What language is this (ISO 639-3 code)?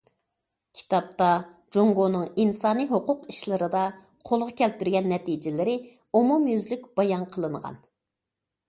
uig